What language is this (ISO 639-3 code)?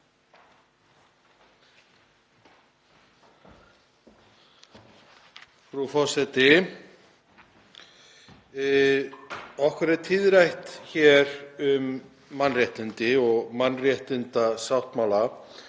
isl